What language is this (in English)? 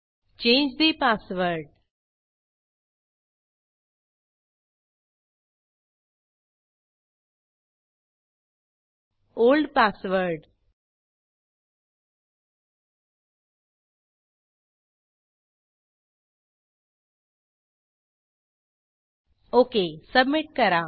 Marathi